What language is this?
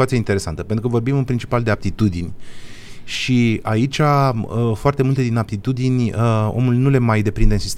Romanian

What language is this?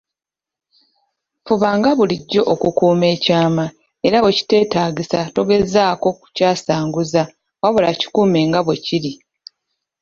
Ganda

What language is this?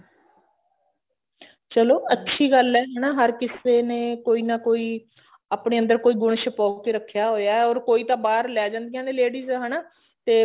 Punjabi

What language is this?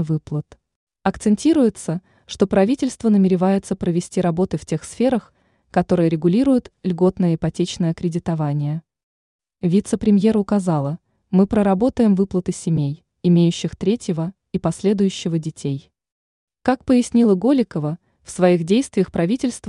Russian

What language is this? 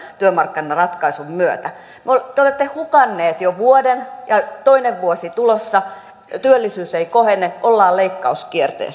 Finnish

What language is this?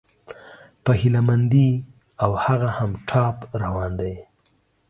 Pashto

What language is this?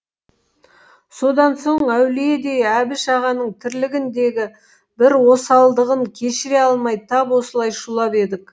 Kazakh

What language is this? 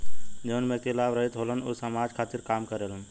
Bhojpuri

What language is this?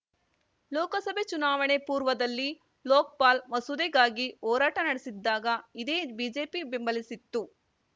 Kannada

